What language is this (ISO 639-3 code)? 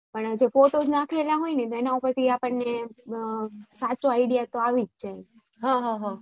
guj